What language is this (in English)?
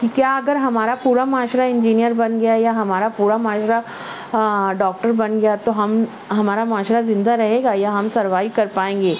Urdu